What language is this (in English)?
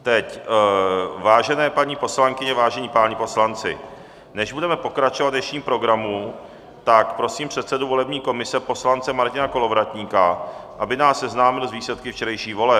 Czech